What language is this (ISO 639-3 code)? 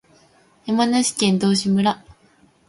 jpn